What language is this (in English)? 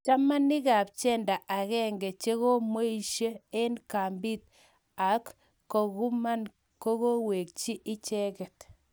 Kalenjin